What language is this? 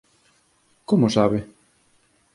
Galician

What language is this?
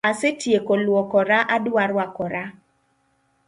Luo (Kenya and Tanzania)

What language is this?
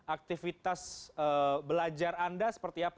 Indonesian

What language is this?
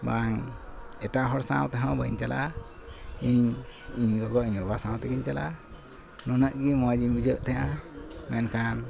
Santali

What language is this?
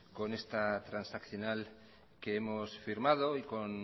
Spanish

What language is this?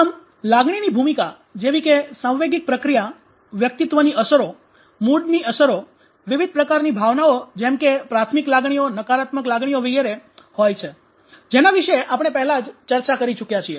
Gujarati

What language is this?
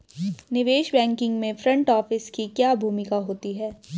Hindi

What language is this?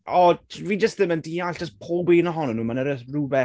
Welsh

